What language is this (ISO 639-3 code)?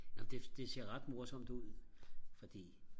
dan